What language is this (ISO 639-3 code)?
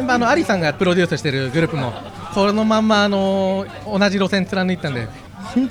jpn